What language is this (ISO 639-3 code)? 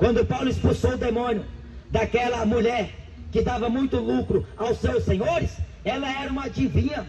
por